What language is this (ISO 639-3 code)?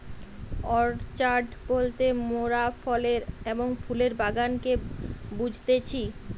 ben